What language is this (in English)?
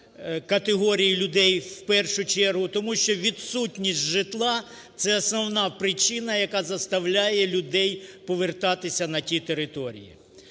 Ukrainian